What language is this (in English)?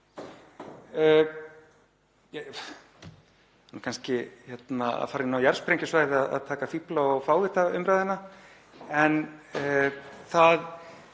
Icelandic